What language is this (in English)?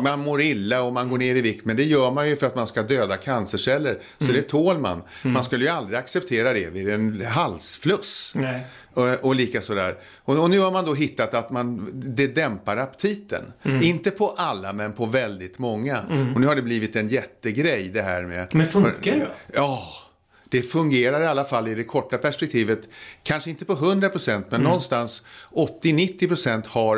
Swedish